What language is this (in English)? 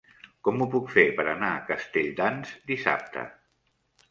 Catalan